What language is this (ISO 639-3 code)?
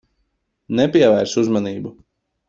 lav